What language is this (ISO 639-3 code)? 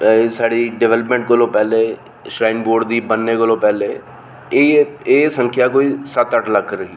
doi